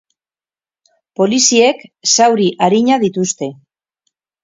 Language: Basque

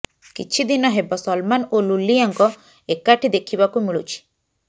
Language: Odia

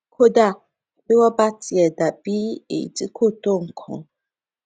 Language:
Yoruba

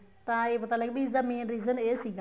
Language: Punjabi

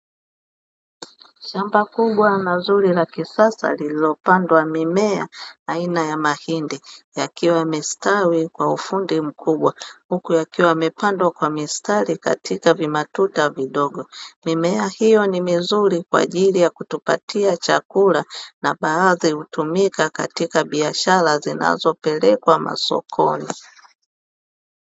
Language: Swahili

